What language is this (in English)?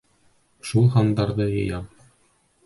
Bashkir